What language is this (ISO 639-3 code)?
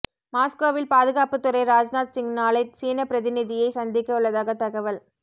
tam